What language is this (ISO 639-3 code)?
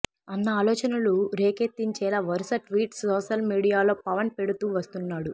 tel